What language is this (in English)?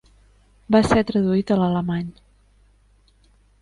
Catalan